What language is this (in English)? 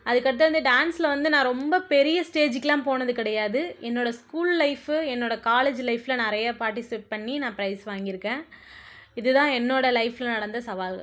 Tamil